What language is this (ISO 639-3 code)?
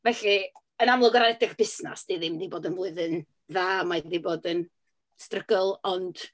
cym